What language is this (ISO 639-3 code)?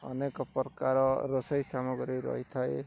ori